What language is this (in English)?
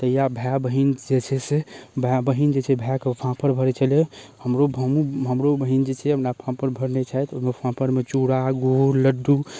Maithili